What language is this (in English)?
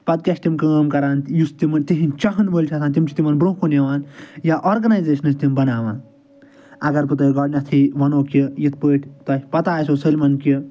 Kashmiri